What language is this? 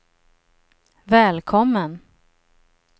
Swedish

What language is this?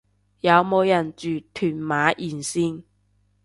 Cantonese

